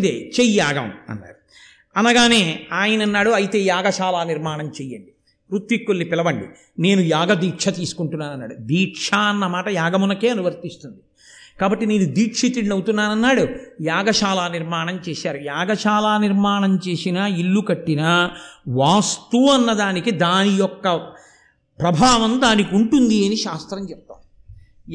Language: Telugu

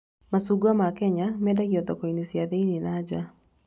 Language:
Kikuyu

